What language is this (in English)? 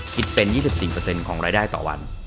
Thai